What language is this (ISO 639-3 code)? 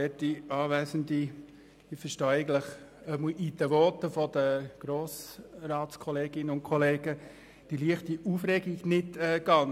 gsw